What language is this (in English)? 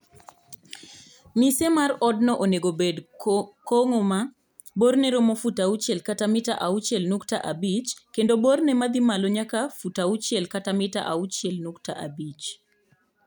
Luo (Kenya and Tanzania)